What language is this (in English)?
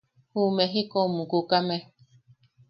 Yaqui